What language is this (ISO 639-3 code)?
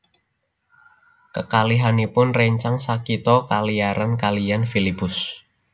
jav